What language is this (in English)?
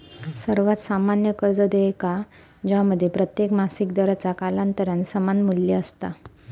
Marathi